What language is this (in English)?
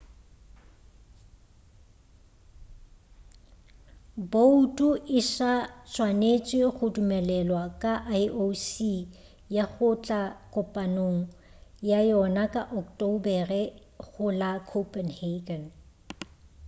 Northern Sotho